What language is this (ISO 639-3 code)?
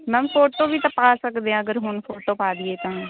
pan